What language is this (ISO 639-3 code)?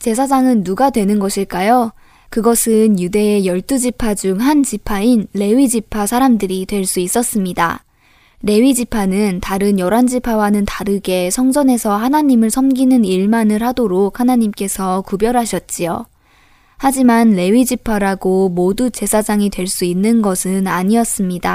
kor